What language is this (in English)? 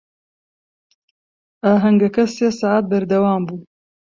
Central Kurdish